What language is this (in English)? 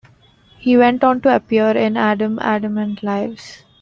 English